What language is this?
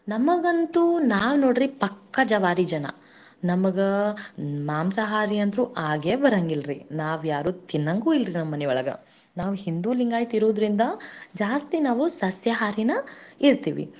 Kannada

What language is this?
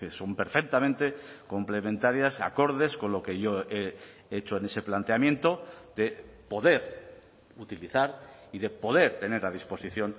Spanish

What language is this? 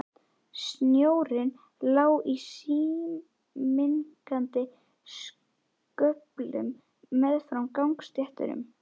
Icelandic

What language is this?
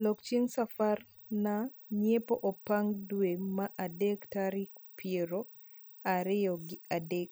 Luo (Kenya and Tanzania)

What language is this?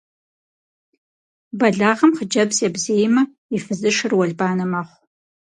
Kabardian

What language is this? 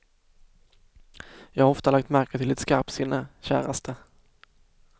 Swedish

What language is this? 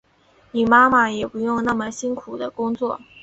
Chinese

